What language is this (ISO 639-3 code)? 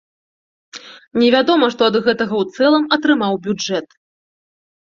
bel